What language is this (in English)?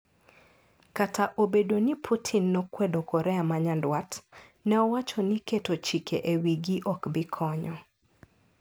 Luo (Kenya and Tanzania)